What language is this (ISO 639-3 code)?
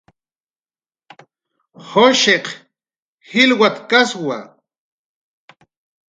jqr